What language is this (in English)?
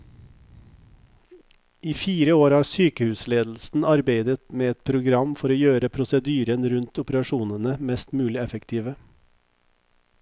Norwegian